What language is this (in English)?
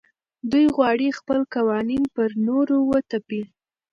Pashto